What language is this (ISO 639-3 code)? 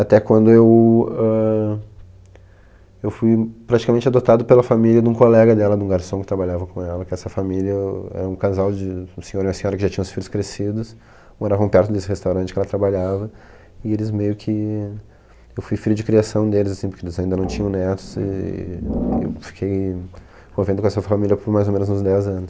por